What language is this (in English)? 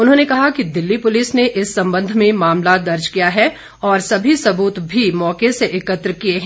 Hindi